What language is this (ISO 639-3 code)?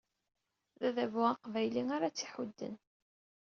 kab